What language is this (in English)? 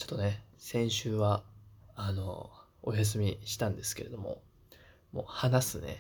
Japanese